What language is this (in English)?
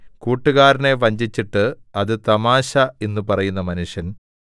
Malayalam